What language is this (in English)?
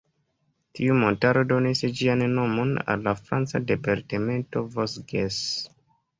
Esperanto